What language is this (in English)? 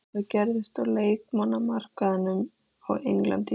Icelandic